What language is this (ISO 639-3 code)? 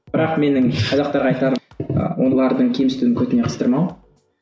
kaz